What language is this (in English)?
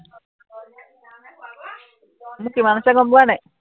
Assamese